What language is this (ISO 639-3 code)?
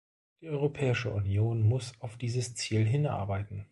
deu